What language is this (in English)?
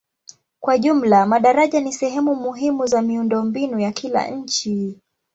Swahili